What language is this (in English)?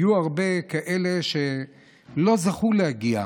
Hebrew